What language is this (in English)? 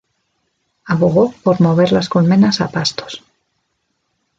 Spanish